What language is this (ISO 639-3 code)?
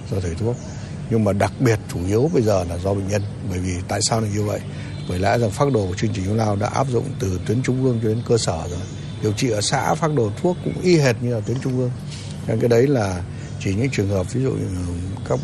vie